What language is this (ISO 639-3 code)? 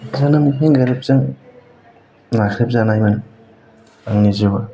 brx